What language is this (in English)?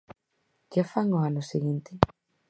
Galician